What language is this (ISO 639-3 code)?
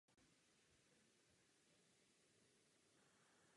ces